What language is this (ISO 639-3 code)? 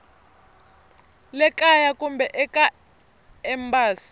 tso